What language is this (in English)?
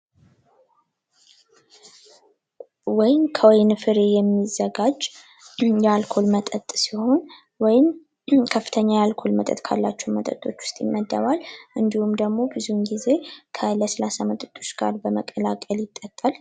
Amharic